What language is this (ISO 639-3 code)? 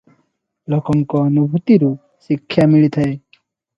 ori